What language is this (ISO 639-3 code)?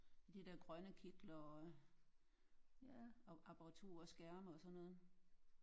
dan